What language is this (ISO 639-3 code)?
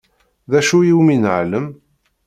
kab